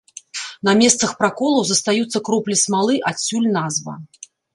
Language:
Belarusian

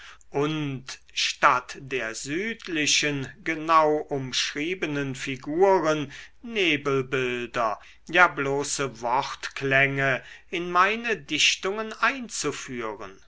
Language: German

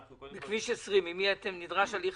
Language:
Hebrew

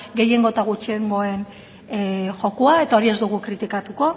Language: Basque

